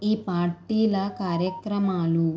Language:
Telugu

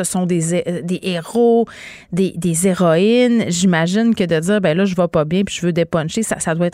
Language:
French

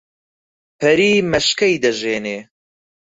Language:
Central Kurdish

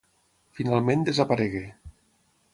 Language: Catalan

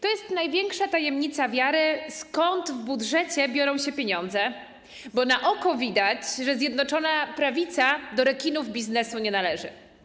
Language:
Polish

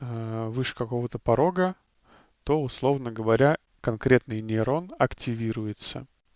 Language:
Russian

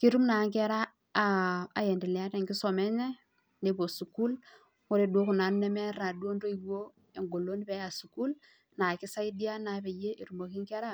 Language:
Masai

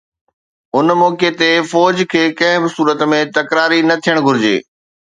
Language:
Sindhi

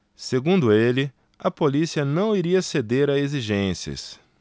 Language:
Portuguese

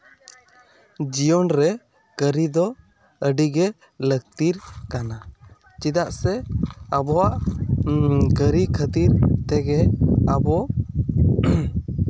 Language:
Santali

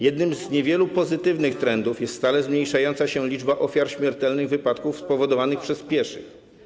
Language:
Polish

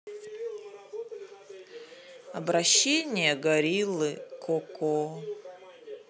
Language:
Russian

